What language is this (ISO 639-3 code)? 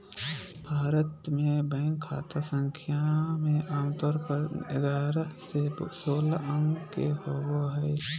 mag